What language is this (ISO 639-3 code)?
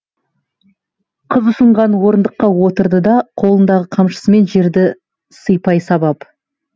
kaz